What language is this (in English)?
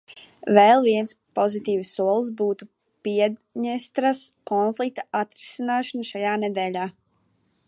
Latvian